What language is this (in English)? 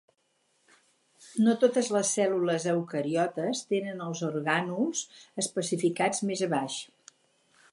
Catalan